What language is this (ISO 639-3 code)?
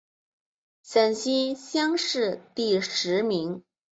zho